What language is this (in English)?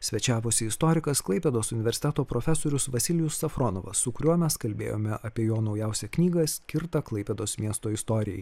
Lithuanian